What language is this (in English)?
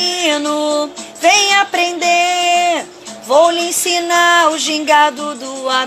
Portuguese